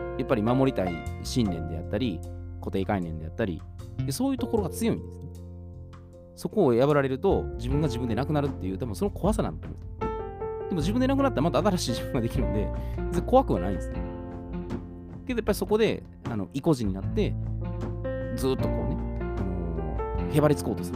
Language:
Japanese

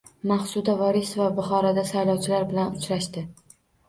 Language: Uzbek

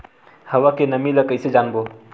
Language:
Chhattisgarhi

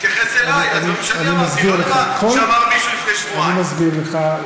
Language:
Hebrew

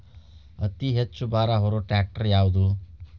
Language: Kannada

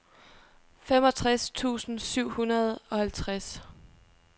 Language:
Danish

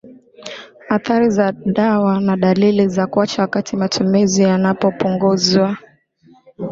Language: Swahili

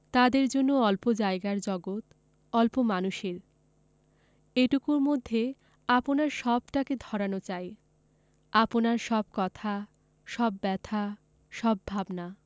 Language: Bangla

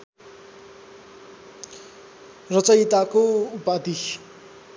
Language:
Nepali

